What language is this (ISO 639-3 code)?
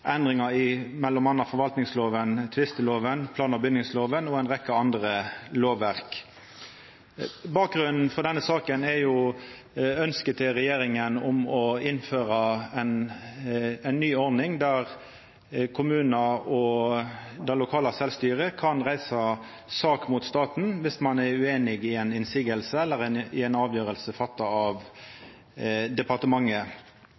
nno